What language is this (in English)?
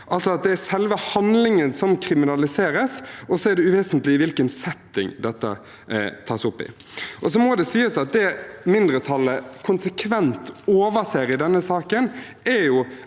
Norwegian